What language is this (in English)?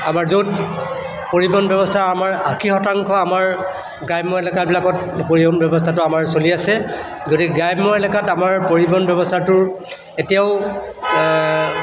Assamese